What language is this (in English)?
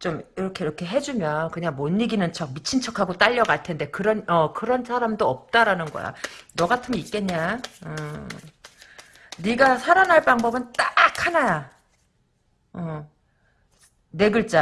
Korean